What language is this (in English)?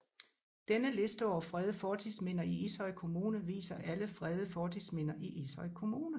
Danish